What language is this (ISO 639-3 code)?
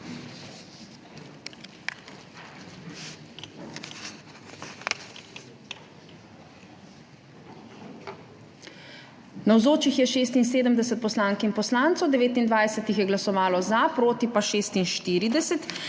slv